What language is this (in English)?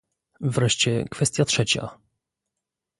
Polish